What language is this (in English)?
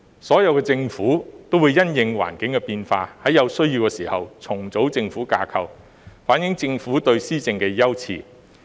Cantonese